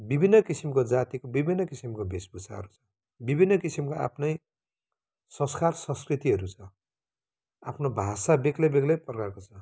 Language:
Nepali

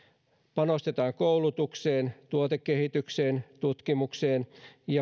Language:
Finnish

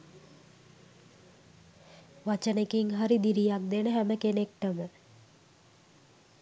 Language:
Sinhala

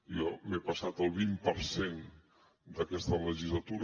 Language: Catalan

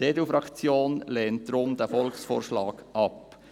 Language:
Swiss German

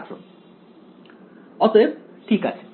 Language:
Bangla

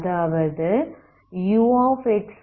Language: Tamil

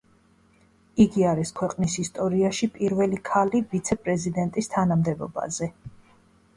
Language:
Georgian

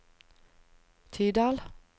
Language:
Norwegian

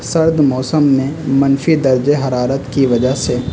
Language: Urdu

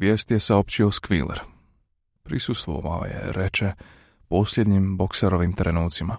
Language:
Croatian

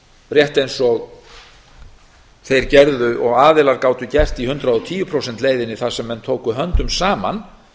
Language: Icelandic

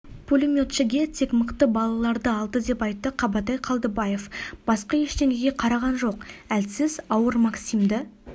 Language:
Kazakh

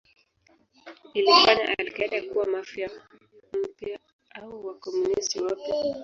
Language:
Swahili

